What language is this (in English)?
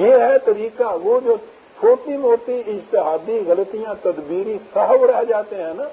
Hindi